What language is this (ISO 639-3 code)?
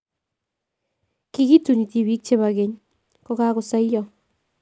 kln